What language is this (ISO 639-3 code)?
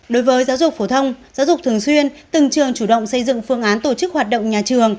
vie